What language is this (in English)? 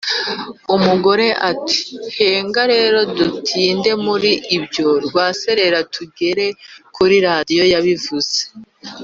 Kinyarwanda